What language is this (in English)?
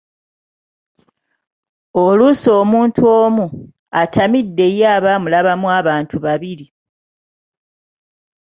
Ganda